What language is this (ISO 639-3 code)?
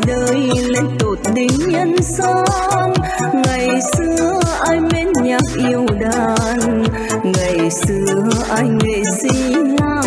vie